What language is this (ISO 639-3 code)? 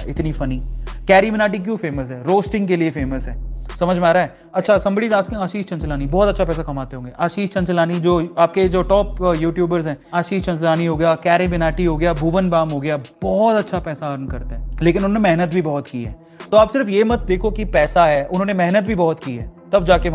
hin